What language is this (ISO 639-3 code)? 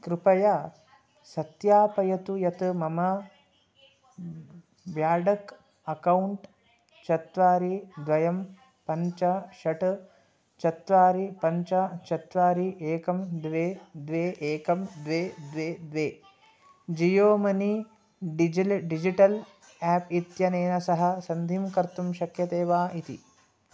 san